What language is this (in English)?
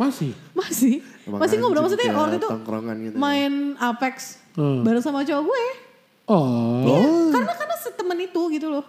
Indonesian